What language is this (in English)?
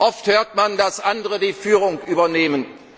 German